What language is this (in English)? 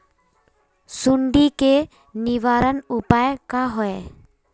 Magahi